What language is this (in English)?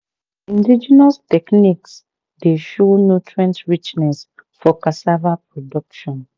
Nigerian Pidgin